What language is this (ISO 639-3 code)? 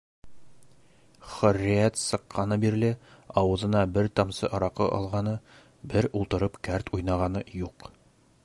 bak